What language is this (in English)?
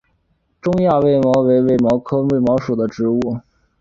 Chinese